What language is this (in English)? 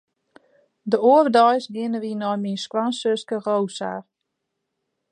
Western Frisian